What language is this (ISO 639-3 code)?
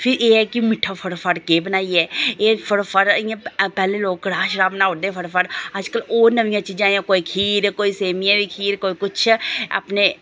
doi